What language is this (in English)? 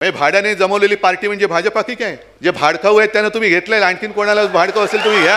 Hindi